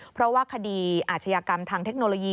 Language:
Thai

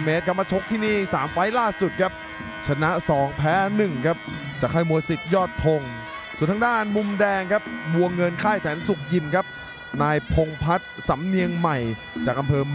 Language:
Thai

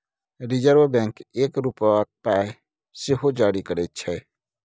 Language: Maithili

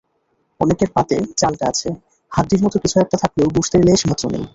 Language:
Bangla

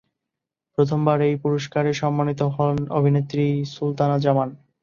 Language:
Bangla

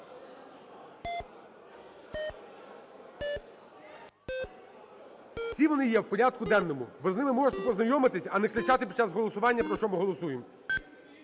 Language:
Ukrainian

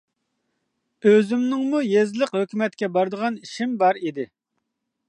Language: Uyghur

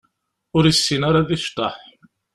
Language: Kabyle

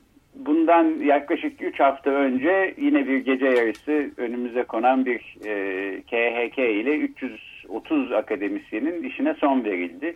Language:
Turkish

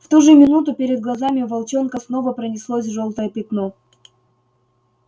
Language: Russian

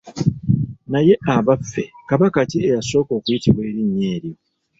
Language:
Ganda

